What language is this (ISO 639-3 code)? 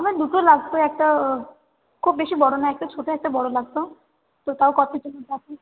ben